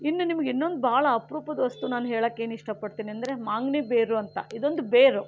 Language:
Kannada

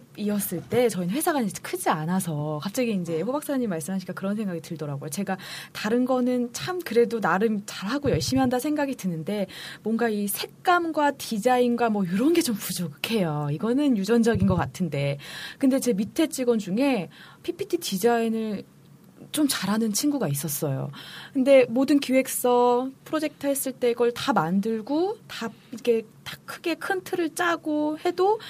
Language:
Korean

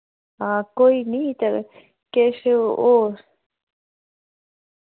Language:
Dogri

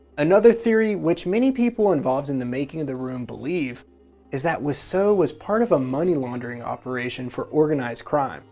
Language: English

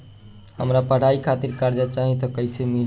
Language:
Bhojpuri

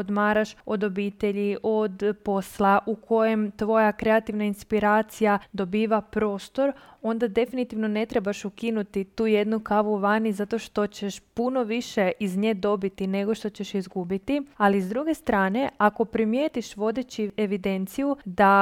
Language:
Croatian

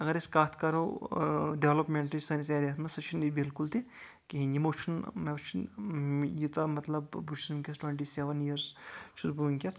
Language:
Kashmiri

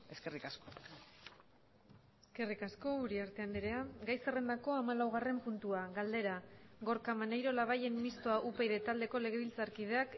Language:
Basque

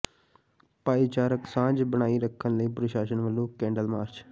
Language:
Punjabi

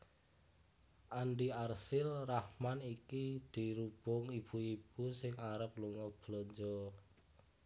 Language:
Javanese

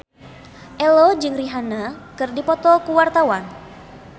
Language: Sundanese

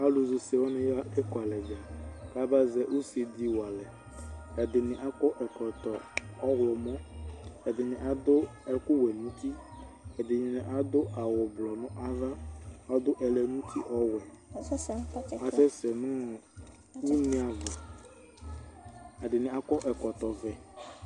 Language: Ikposo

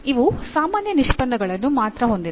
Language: Kannada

